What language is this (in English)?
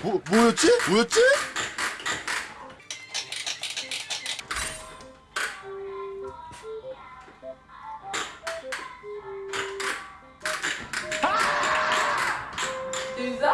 Korean